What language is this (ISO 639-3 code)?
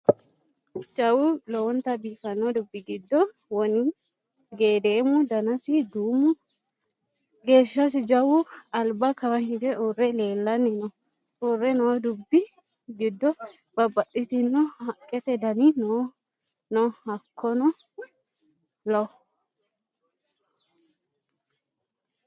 sid